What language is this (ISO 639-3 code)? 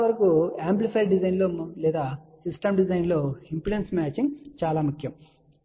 tel